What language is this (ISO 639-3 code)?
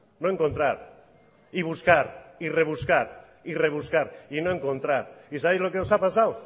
spa